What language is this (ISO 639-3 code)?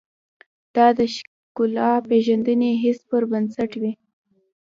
pus